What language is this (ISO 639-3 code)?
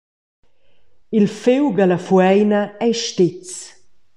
roh